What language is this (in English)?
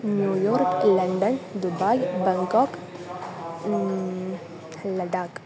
Sanskrit